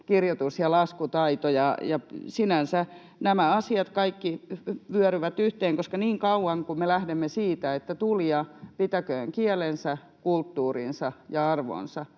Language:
Finnish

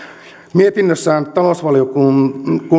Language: Finnish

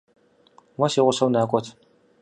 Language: Kabardian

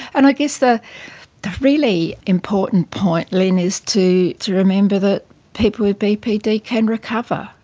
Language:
English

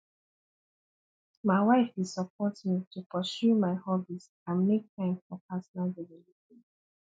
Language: Nigerian Pidgin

